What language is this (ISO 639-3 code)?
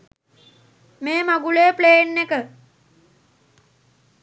sin